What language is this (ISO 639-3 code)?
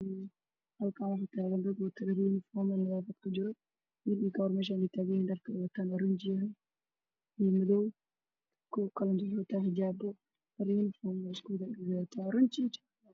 som